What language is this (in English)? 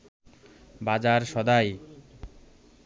Bangla